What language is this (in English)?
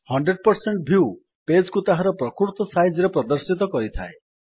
Odia